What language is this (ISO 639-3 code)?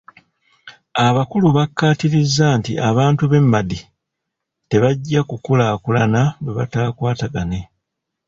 lug